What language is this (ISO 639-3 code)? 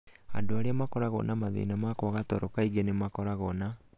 kik